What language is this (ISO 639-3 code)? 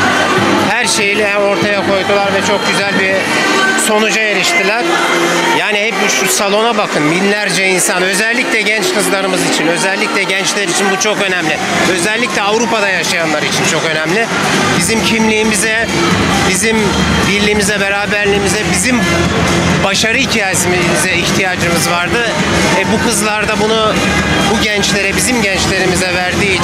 tur